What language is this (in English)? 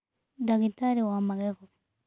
Kikuyu